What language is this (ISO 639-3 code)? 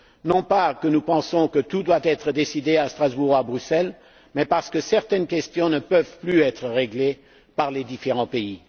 fra